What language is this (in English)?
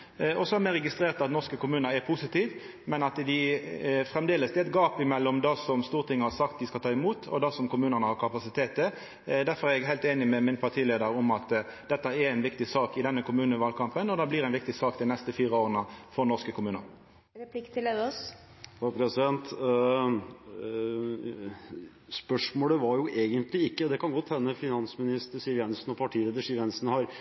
Norwegian